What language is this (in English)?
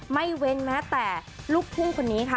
Thai